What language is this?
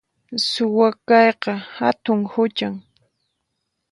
Puno Quechua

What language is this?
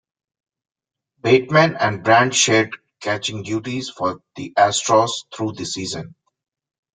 English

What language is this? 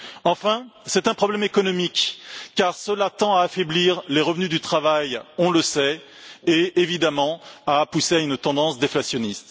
French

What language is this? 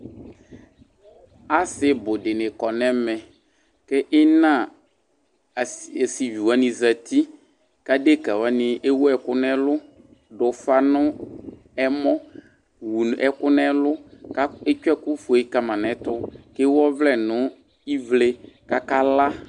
Ikposo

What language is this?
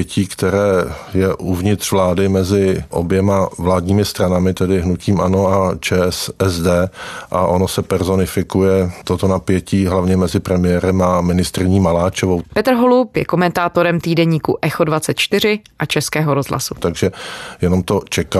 Czech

